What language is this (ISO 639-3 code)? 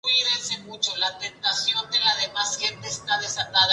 spa